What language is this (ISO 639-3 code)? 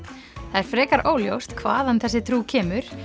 isl